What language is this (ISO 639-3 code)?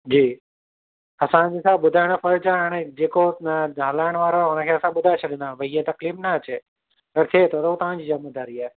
snd